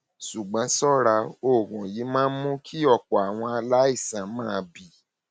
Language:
Yoruba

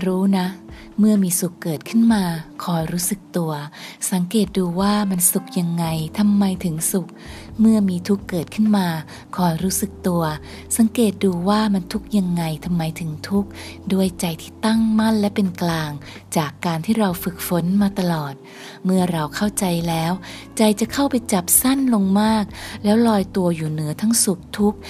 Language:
Thai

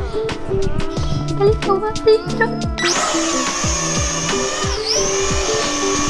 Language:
Indonesian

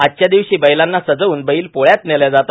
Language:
Marathi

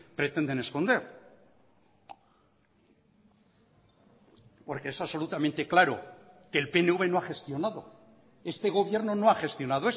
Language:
Spanish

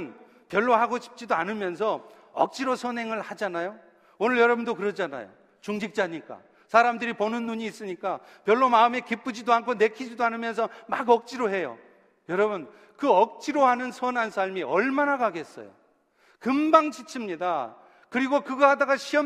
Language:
Korean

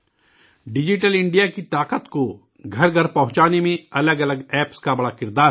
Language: Urdu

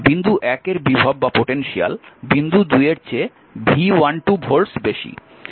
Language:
Bangla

